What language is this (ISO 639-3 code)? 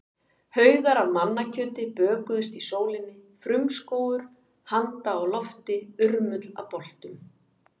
isl